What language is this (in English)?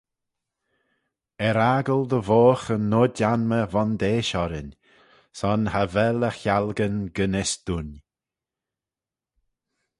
Manx